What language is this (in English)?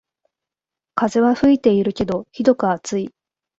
Japanese